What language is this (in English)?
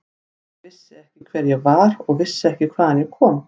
Icelandic